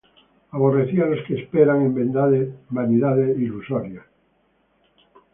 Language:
Spanish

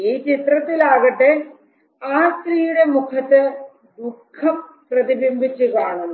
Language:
Malayalam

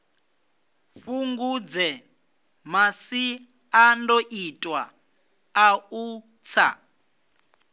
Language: Venda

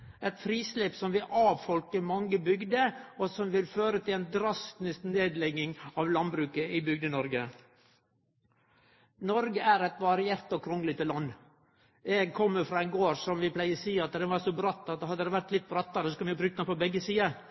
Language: Norwegian Nynorsk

